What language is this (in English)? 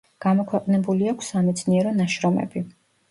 Georgian